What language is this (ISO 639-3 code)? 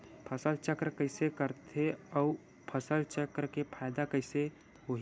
hne